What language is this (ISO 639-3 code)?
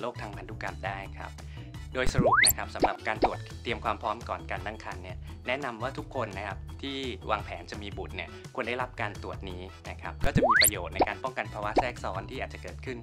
tha